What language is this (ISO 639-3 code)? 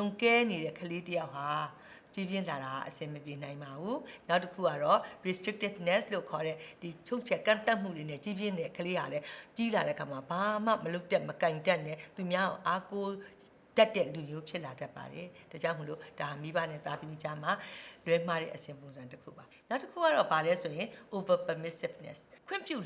tur